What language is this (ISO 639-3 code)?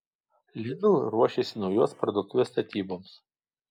lit